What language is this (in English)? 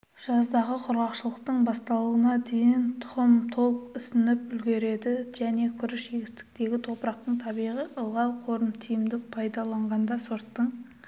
Kazakh